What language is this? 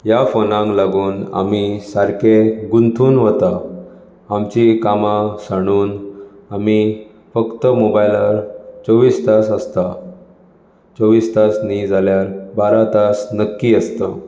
Konkani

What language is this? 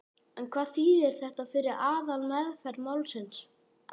Icelandic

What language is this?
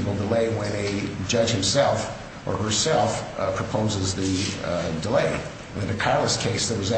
English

